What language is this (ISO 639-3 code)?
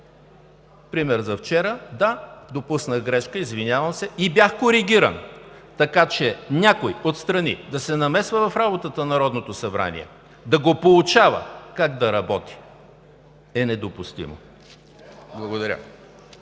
bul